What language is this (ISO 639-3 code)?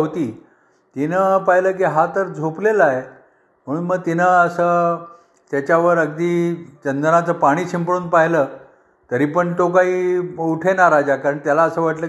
mar